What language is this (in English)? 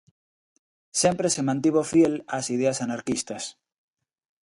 Galician